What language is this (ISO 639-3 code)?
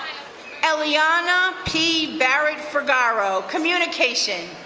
eng